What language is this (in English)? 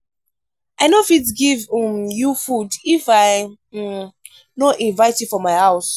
Nigerian Pidgin